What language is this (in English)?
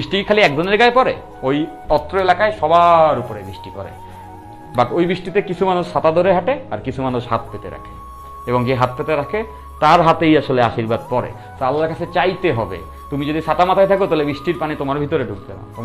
Turkish